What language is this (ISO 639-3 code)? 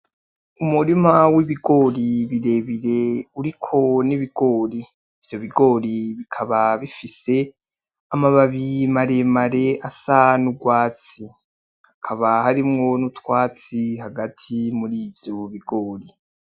run